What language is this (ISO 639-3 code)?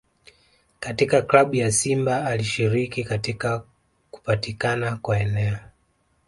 swa